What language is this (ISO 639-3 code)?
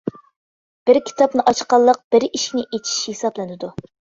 uig